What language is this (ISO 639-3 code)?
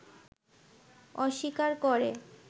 ben